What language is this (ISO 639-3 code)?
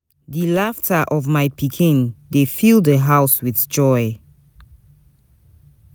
pcm